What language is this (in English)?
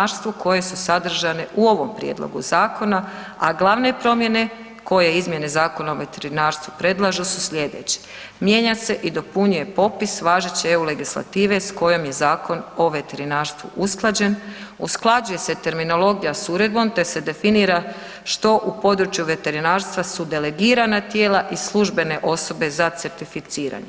Croatian